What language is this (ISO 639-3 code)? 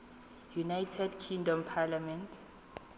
tsn